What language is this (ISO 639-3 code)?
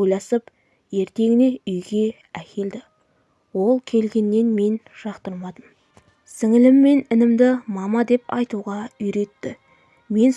tur